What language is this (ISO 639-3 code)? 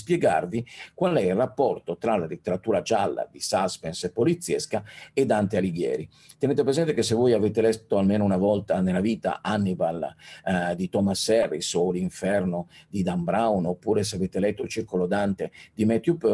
ita